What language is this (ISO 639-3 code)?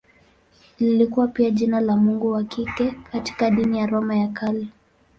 swa